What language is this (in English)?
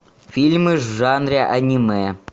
Russian